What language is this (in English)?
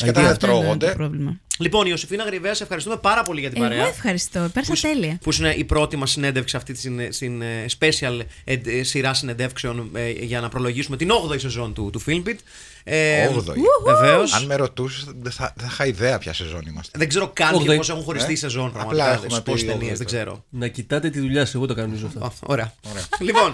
Greek